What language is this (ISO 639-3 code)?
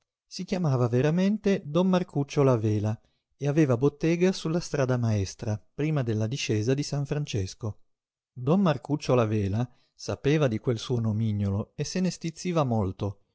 ita